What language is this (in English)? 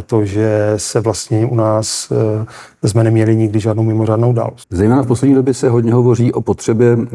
Czech